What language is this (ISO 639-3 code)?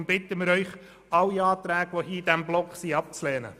gsw